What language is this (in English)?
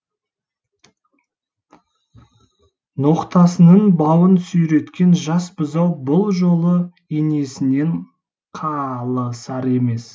Kazakh